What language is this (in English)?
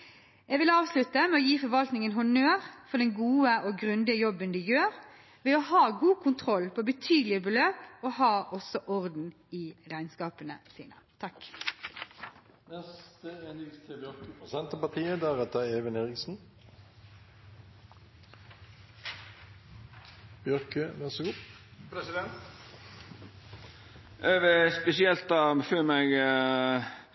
Norwegian Bokmål